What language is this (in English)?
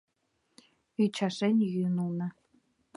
Mari